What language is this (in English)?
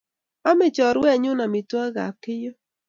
Kalenjin